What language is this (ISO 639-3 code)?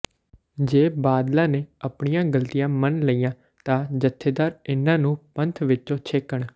pan